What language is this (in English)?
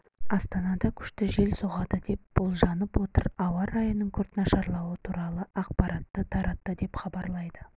Kazakh